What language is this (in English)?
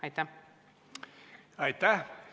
Estonian